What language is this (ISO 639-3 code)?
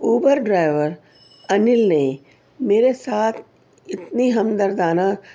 urd